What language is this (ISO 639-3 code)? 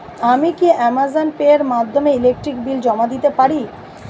ben